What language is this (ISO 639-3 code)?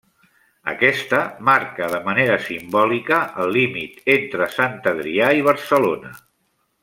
cat